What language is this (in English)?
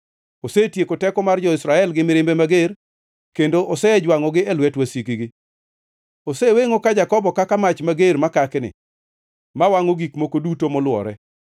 Luo (Kenya and Tanzania)